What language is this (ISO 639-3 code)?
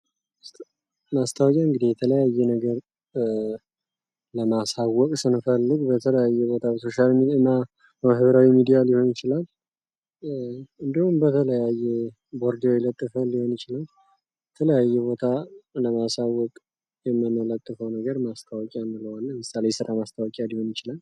amh